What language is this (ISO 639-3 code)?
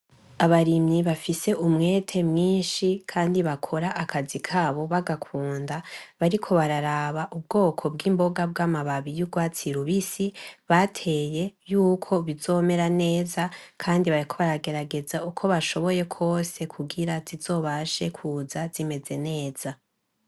run